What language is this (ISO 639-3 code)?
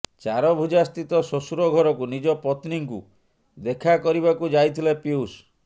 ori